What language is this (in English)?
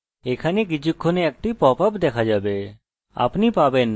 Bangla